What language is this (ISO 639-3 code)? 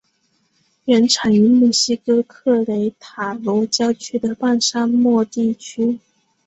zho